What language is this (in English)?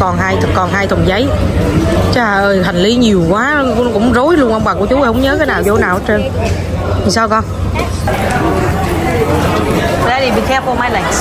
Vietnamese